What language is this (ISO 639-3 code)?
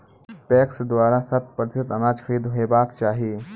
mai